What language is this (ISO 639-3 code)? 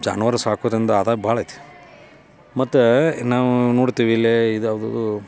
kan